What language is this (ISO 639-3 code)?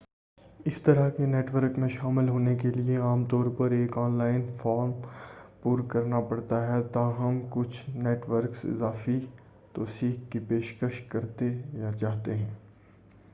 urd